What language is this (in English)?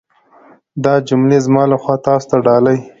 Pashto